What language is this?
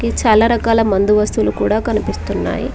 Telugu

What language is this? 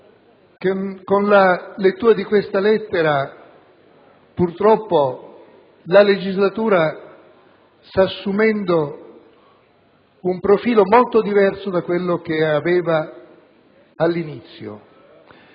Italian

